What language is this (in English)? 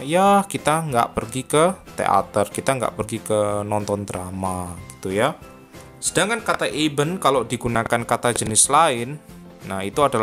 Indonesian